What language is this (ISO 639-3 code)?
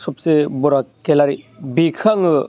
brx